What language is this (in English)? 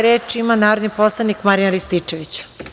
Serbian